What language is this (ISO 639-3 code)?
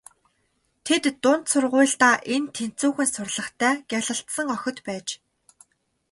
mon